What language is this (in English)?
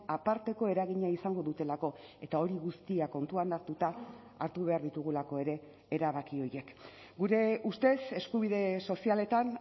Basque